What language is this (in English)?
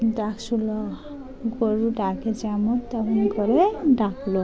Bangla